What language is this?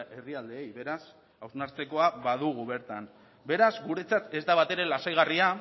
Basque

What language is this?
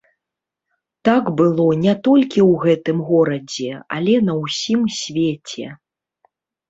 Belarusian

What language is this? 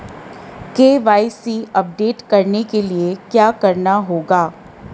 Hindi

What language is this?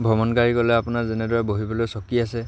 Assamese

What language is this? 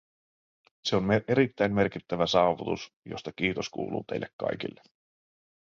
Finnish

